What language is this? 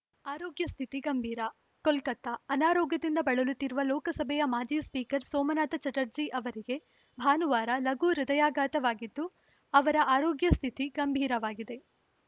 Kannada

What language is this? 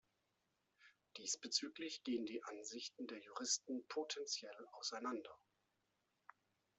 German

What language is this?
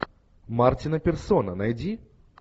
Russian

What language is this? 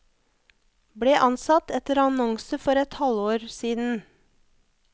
Norwegian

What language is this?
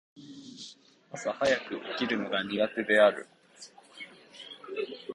Japanese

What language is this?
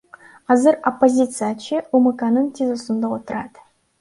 Kyrgyz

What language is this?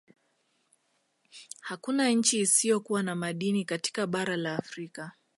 Swahili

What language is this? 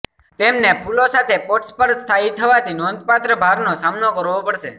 Gujarati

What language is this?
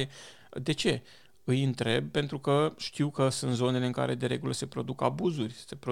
Romanian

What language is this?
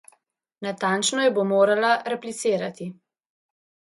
Slovenian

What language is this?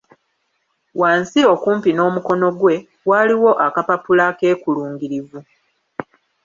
Ganda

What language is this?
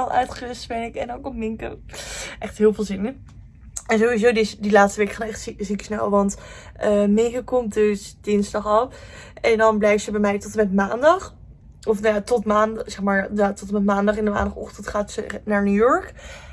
Dutch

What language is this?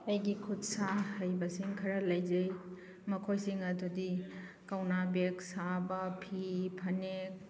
Manipuri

